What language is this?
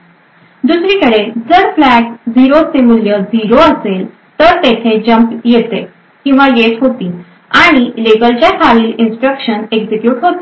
Marathi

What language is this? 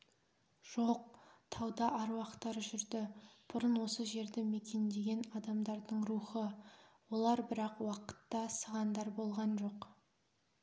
Kazakh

